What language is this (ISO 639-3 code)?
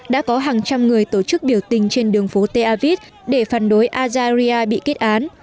vie